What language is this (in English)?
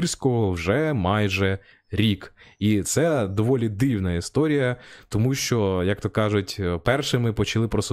Ukrainian